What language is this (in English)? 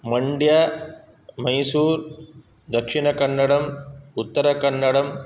Sanskrit